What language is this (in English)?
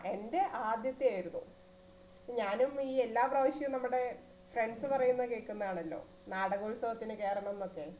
Malayalam